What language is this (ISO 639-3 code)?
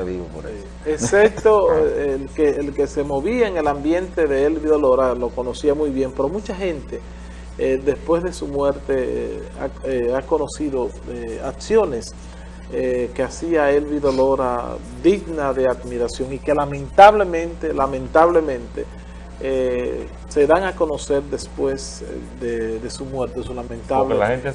spa